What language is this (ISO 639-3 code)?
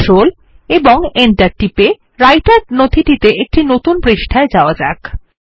ben